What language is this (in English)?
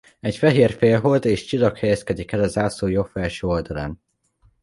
Hungarian